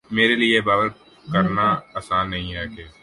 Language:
Urdu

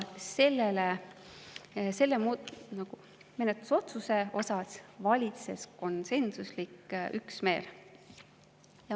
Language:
Estonian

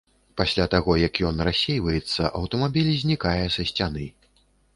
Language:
Belarusian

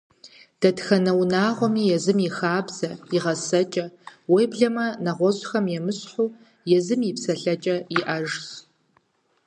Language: Kabardian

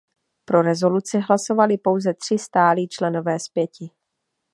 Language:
Czech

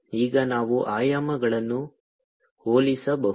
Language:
Kannada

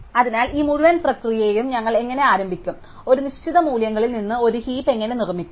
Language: Malayalam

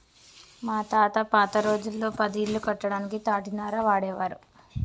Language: Telugu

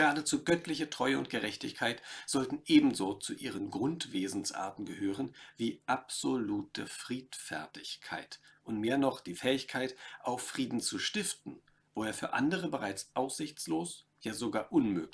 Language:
German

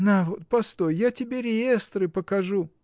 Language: Russian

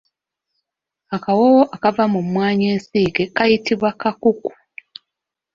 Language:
Ganda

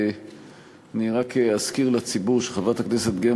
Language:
Hebrew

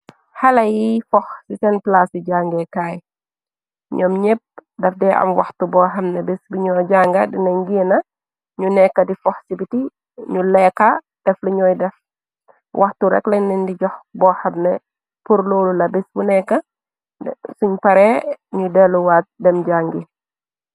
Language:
Wolof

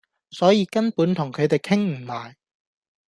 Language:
Cantonese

